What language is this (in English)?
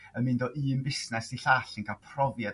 Welsh